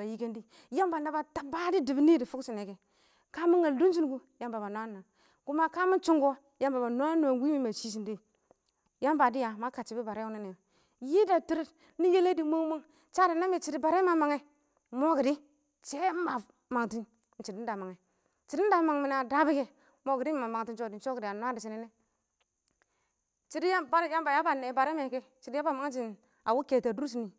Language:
Awak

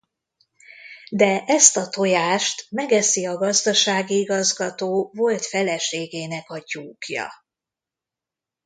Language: Hungarian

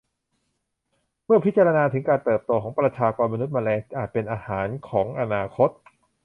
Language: Thai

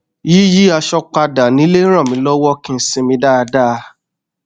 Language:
Yoruba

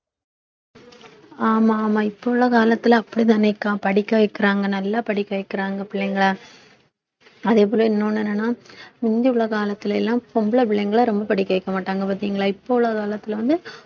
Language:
Tamil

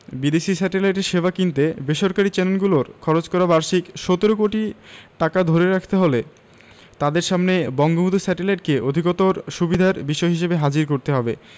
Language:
Bangla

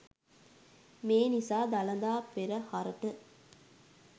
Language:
Sinhala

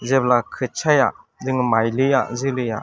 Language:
Bodo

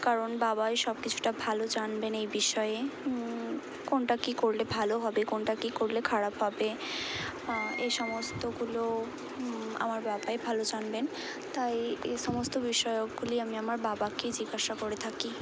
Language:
Bangla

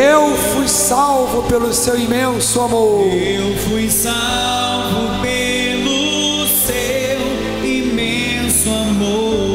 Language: Portuguese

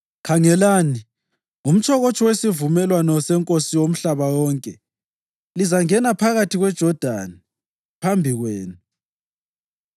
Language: North Ndebele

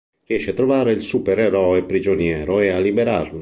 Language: Italian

